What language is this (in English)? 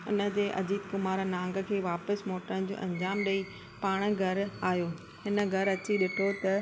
Sindhi